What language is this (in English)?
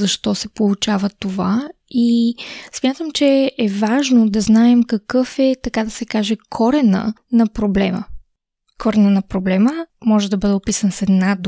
Bulgarian